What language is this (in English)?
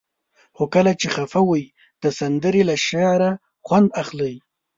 Pashto